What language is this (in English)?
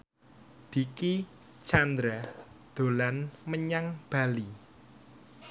Javanese